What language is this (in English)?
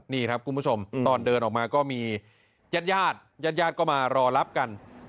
Thai